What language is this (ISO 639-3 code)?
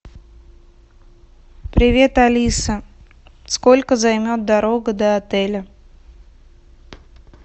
rus